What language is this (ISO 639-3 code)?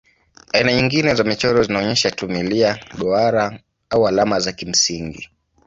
swa